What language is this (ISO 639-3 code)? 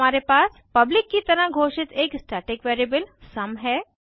hin